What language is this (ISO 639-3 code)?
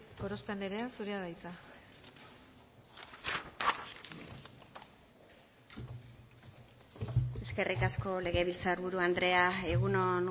eus